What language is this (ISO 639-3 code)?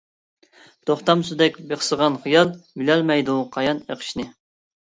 uig